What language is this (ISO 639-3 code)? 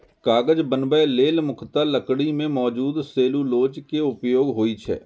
mai